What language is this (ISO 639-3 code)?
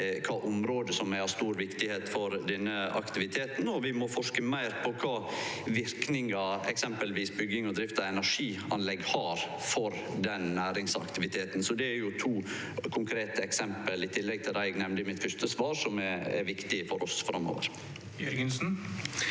nor